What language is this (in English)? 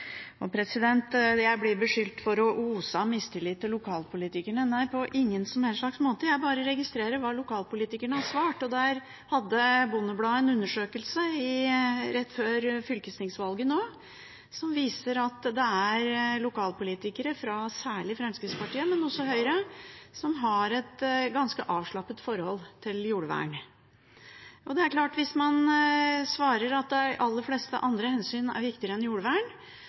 Norwegian Bokmål